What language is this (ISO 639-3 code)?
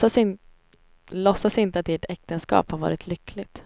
swe